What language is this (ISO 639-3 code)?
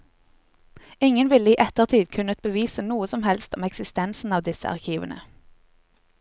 nor